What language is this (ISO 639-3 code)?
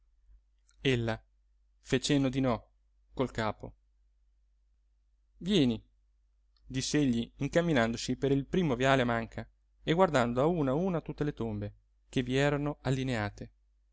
ita